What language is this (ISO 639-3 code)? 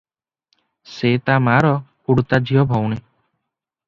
ori